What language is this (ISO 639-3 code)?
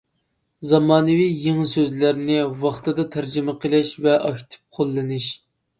uig